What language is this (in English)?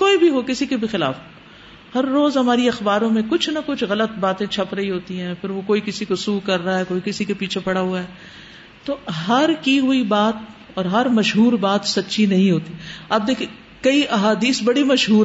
Urdu